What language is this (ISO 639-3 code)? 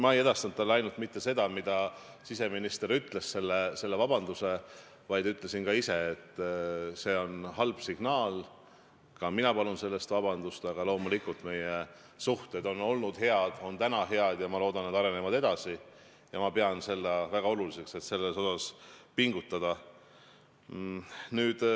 est